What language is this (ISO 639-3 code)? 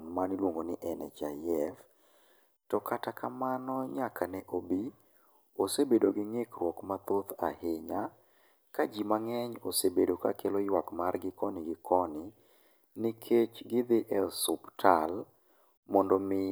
luo